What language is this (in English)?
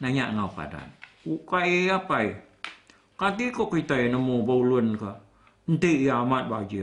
Malay